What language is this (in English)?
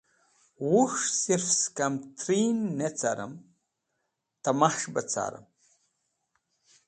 Wakhi